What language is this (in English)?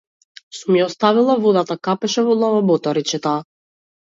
Macedonian